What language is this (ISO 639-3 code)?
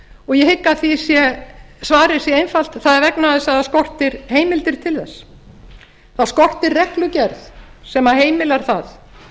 isl